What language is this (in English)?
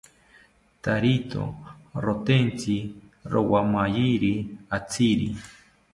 South Ucayali Ashéninka